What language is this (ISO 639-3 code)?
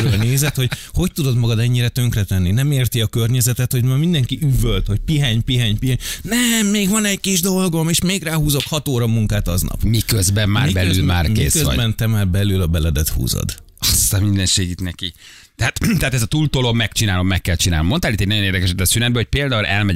hun